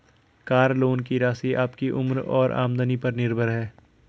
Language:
Hindi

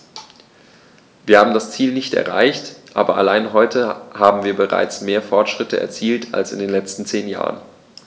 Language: German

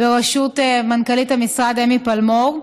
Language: Hebrew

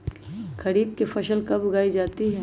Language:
Magahi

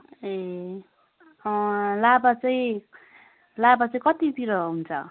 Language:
Nepali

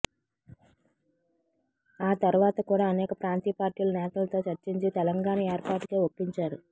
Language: Telugu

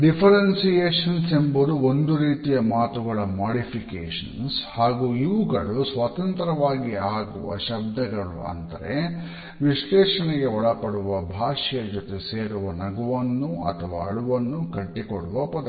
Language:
Kannada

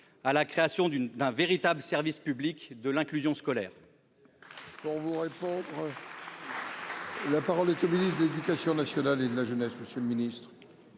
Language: French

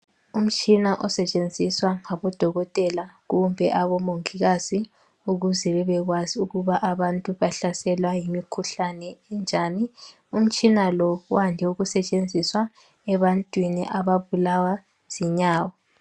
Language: North Ndebele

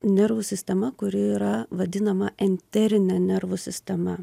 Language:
Lithuanian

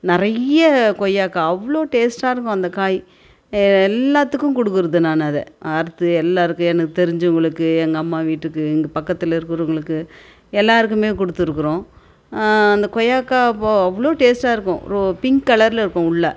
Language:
Tamil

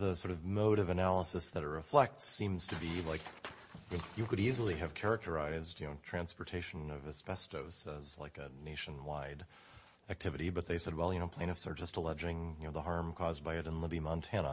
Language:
English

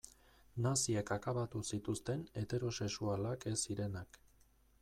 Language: Basque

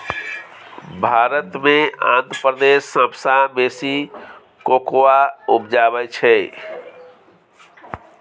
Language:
Maithili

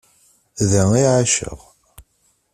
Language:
Kabyle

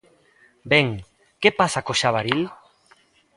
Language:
Galician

